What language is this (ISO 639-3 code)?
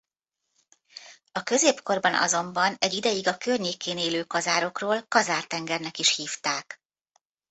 hun